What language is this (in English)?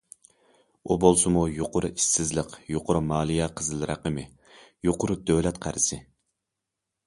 Uyghur